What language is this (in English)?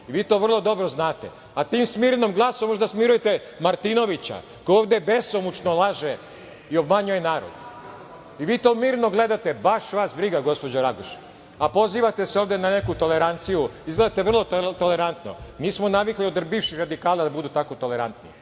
Serbian